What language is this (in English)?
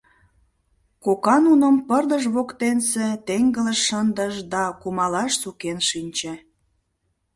Mari